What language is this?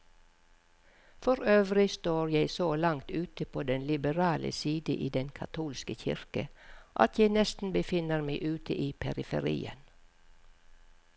Norwegian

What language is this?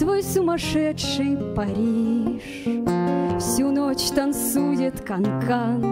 Russian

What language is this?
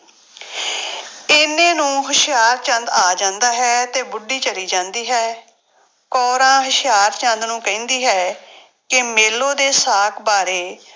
Punjabi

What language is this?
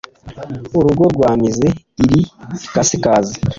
Kinyarwanda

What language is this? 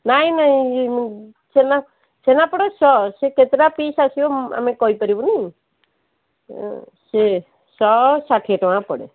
Odia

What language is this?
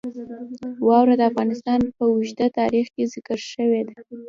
Pashto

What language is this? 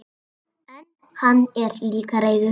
Icelandic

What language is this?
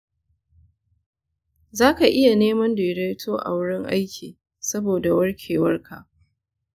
Hausa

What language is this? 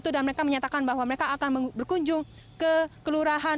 Indonesian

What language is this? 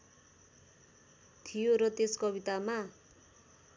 Nepali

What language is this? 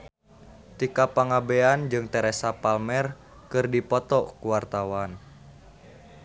Sundanese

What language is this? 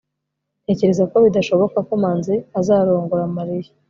Kinyarwanda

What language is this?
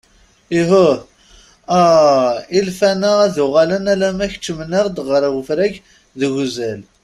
Kabyle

